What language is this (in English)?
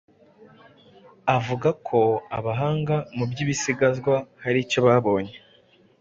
Kinyarwanda